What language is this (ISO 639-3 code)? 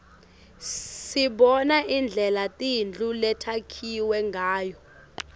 ssw